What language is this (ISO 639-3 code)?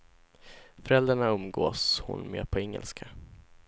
swe